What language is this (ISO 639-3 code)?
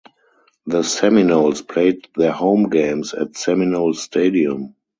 eng